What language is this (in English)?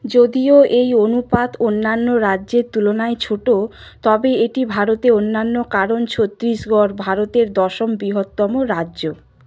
Bangla